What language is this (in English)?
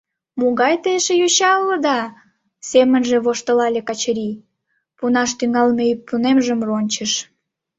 Mari